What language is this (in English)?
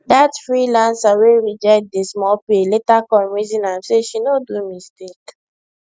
Nigerian Pidgin